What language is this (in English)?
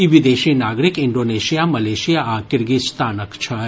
Maithili